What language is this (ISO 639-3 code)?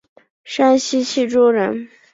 zho